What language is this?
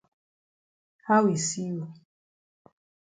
Cameroon Pidgin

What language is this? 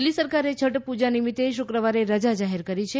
Gujarati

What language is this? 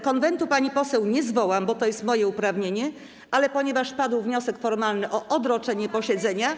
Polish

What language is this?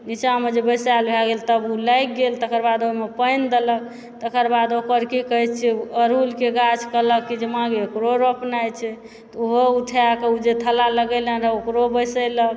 Maithili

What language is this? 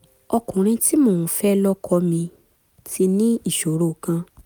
Yoruba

